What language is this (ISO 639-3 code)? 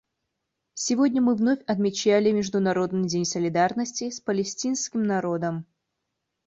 rus